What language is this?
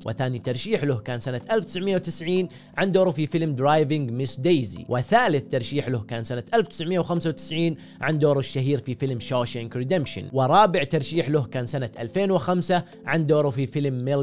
Arabic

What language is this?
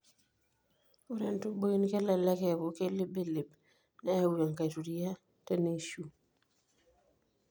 Masai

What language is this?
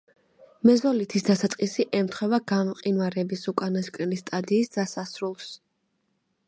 Georgian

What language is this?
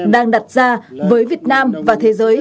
Vietnamese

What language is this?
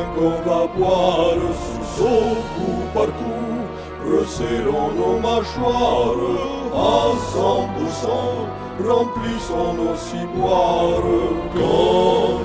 Ukrainian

